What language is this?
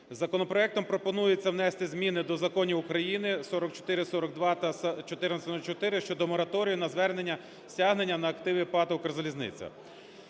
Ukrainian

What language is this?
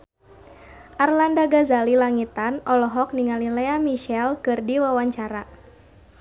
Sundanese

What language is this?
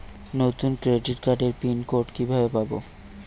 Bangla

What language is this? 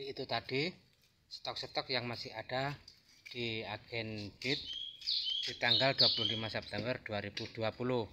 Indonesian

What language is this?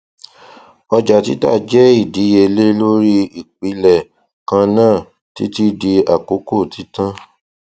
Yoruba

